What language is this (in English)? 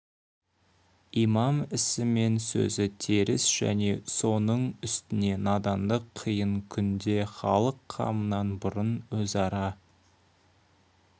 Kazakh